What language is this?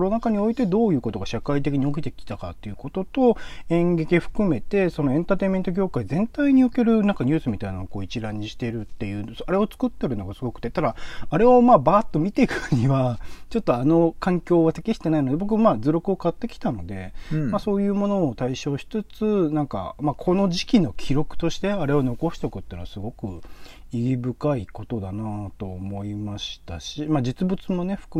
Japanese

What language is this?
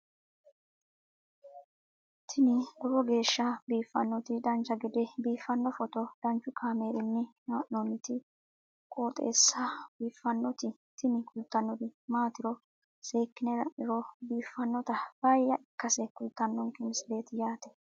Sidamo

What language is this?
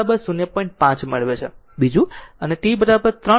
Gujarati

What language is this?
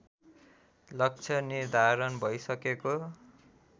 Nepali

